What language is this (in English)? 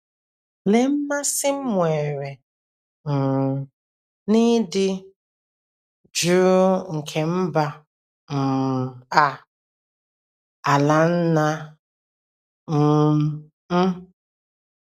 Igbo